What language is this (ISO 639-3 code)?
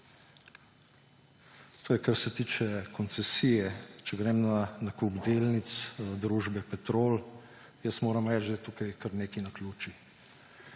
slv